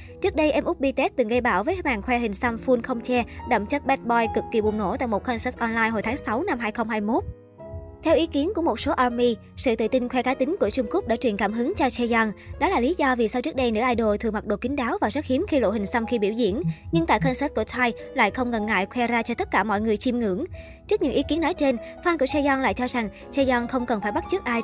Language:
Vietnamese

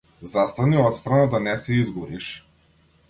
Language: Macedonian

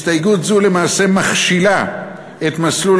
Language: Hebrew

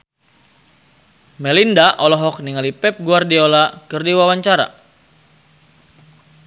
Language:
Sundanese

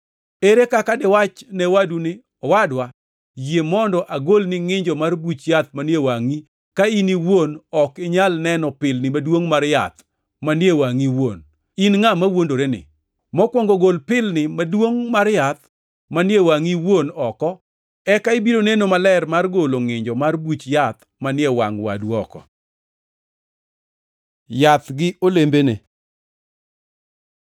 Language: Luo (Kenya and Tanzania)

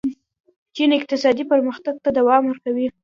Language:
Pashto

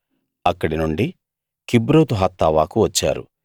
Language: Telugu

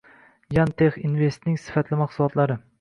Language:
Uzbek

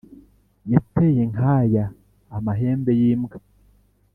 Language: Kinyarwanda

